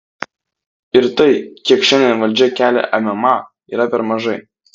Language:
Lithuanian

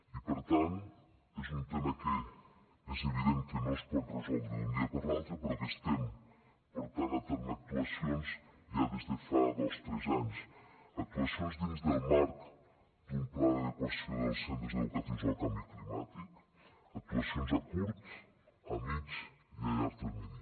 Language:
Catalan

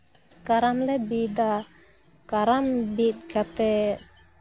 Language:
Santali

